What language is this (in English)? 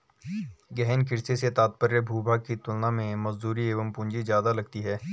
Hindi